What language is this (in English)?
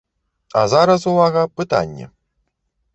Belarusian